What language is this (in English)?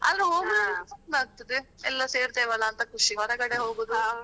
Kannada